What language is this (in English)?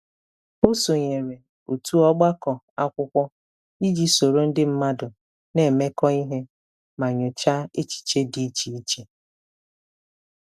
Igbo